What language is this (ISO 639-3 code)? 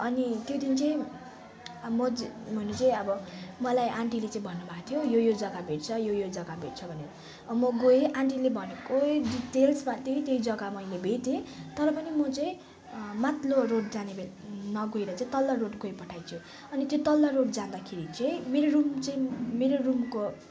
nep